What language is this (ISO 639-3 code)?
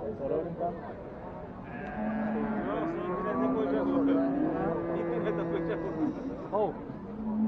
tur